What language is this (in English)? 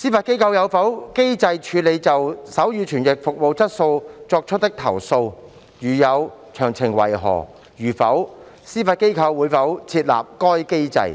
Cantonese